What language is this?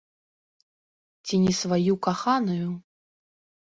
Belarusian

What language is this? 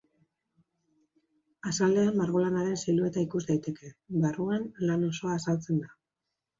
Basque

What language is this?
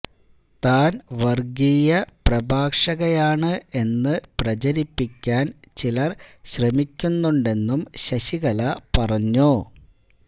Malayalam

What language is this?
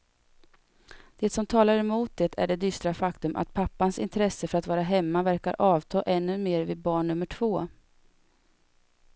Swedish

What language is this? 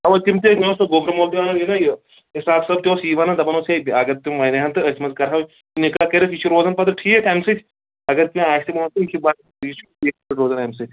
Kashmiri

